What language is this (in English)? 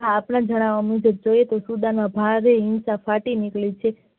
Gujarati